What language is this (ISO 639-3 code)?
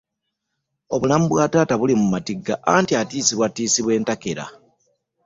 lug